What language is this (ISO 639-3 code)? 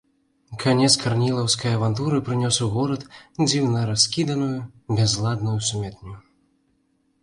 bel